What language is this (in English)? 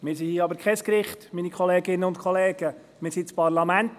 Swiss German